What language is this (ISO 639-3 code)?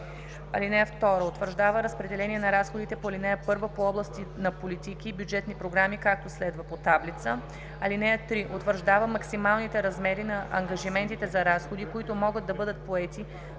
bul